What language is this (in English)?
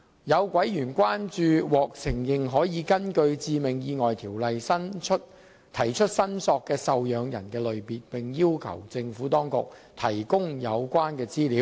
Cantonese